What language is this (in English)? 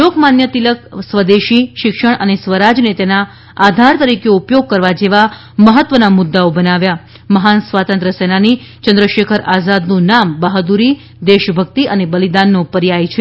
Gujarati